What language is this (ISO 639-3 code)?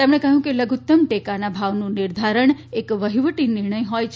guj